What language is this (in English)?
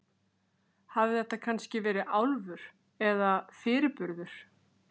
Icelandic